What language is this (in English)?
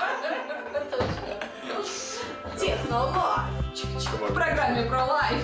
Russian